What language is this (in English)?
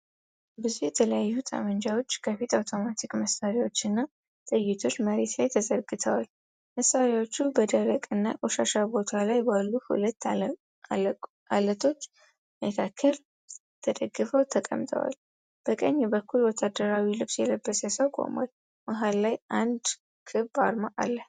Amharic